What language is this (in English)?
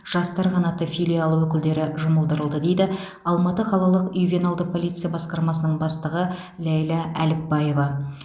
Kazakh